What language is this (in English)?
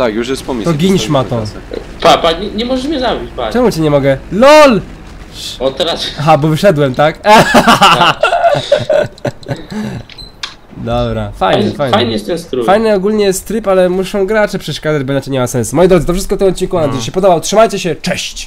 Polish